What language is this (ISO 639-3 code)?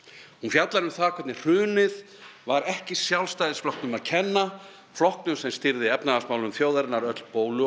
isl